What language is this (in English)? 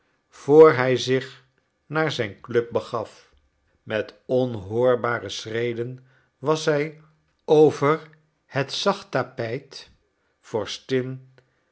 Dutch